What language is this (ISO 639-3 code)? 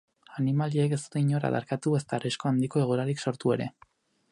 eus